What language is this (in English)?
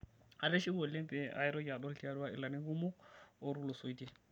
Masai